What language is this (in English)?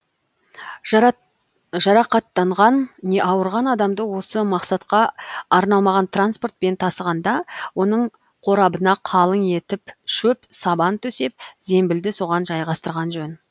Kazakh